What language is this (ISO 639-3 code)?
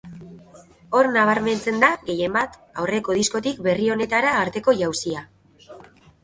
eus